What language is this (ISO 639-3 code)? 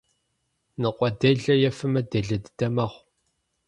kbd